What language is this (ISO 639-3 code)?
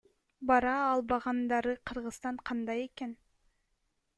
kir